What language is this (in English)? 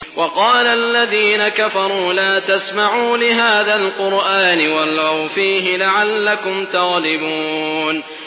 Arabic